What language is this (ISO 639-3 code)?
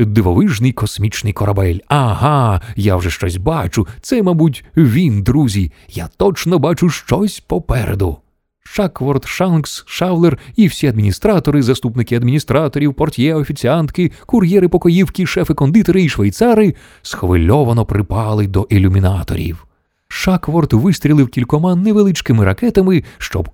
ukr